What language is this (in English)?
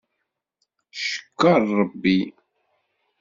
Kabyle